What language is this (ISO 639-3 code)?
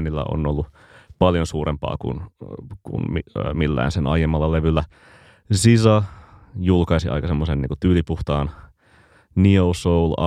fin